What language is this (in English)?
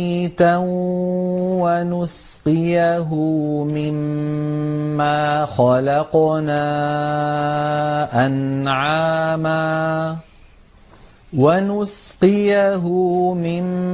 Arabic